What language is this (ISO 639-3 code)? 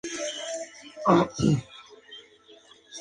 spa